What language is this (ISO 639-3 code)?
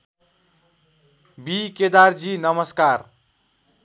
nep